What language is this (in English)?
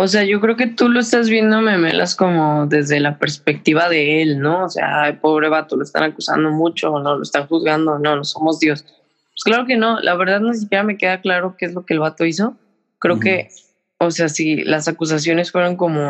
Spanish